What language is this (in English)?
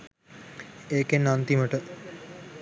Sinhala